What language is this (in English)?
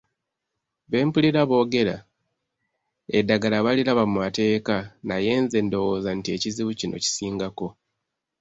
Ganda